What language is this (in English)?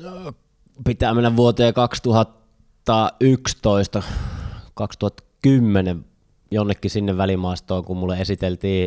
Finnish